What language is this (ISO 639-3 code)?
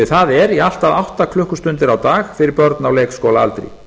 isl